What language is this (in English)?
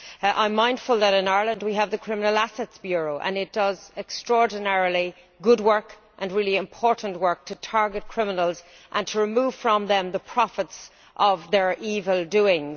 English